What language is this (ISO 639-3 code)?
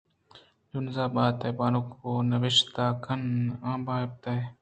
bgp